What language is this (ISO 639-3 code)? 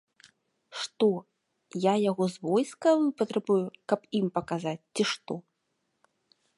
bel